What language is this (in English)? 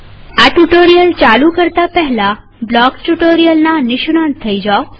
Gujarati